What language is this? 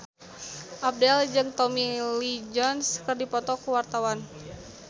Sundanese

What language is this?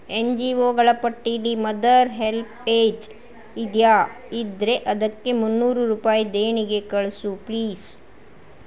Kannada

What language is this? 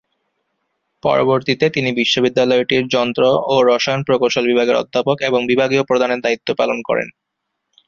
Bangla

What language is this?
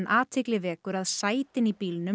Icelandic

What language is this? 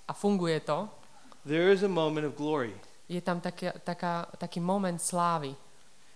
Slovak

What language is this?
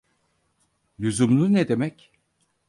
Turkish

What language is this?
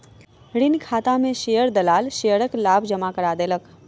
Maithili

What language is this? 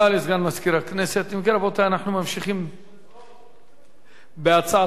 Hebrew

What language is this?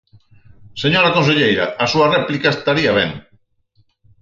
Galician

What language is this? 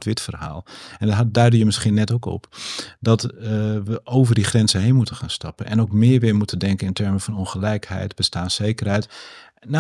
Dutch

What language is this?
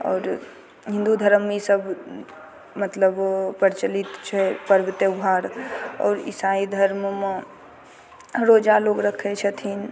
Maithili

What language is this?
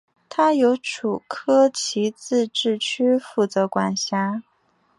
Chinese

